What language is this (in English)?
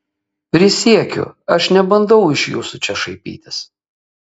Lithuanian